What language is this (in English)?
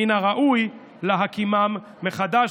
Hebrew